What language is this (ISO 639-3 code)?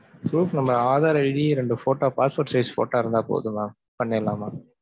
tam